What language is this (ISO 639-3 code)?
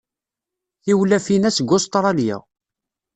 kab